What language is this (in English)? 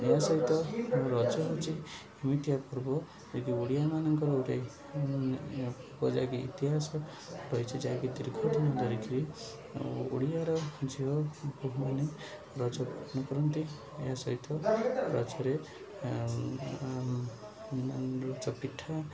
Odia